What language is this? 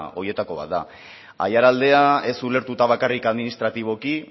Basque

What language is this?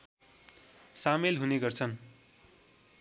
Nepali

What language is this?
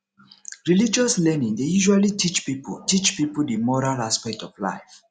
Nigerian Pidgin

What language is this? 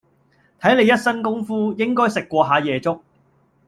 Cantonese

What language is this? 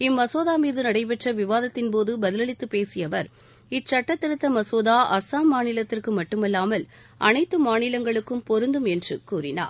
Tamil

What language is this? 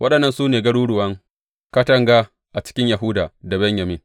Hausa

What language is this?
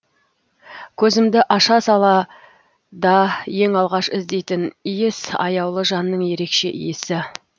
Kazakh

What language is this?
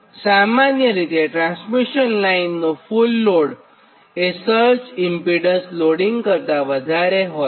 Gujarati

